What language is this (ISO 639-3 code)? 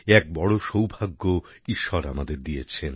ben